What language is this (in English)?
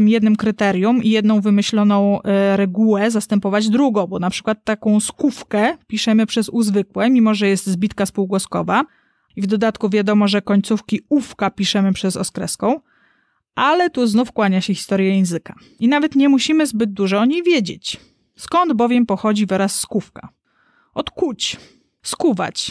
Polish